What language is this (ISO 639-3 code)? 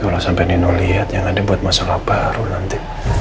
ind